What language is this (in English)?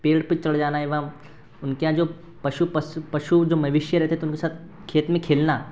Hindi